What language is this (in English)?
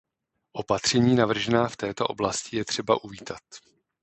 Czech